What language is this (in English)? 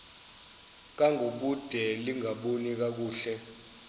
Xhosa